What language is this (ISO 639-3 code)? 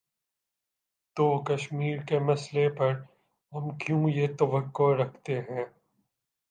urd